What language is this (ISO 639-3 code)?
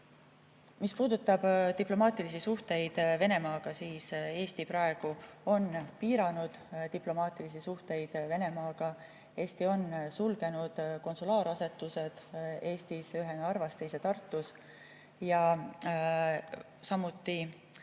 est